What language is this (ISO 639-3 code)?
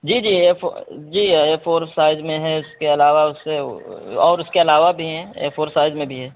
urd